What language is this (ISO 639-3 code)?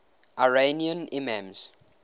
eng